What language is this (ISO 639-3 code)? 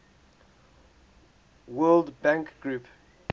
eng